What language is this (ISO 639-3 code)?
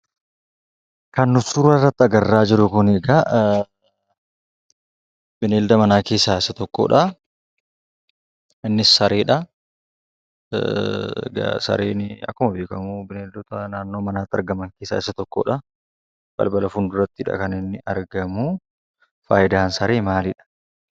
orm